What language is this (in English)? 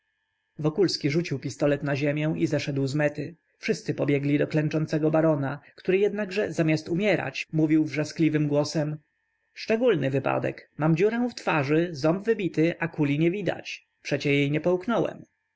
Polish